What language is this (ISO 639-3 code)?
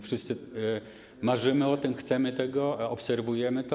pol